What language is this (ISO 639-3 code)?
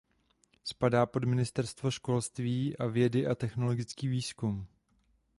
ces